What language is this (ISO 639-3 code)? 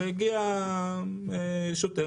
heb